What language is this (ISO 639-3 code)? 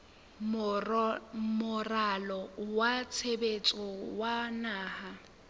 sot